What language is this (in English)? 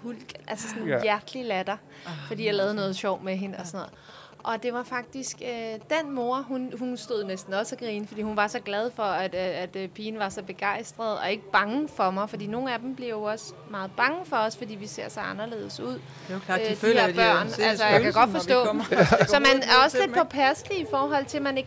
Danish